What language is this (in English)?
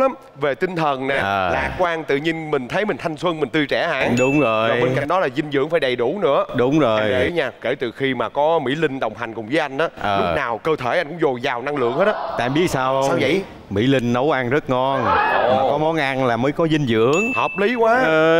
Vietnamese